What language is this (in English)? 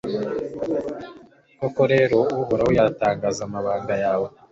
Kinyarwanda